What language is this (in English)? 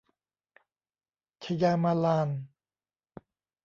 Thai